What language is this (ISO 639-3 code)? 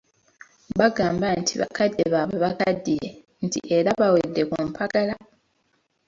lug